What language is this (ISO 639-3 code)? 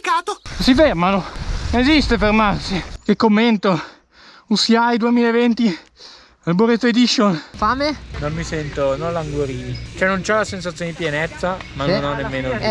ita